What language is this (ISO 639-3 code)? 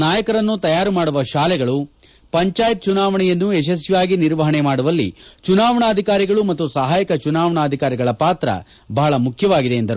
kan